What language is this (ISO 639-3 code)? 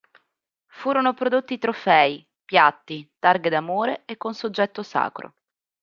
ita